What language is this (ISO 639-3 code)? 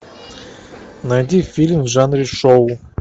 rus